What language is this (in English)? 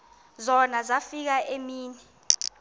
Xhosa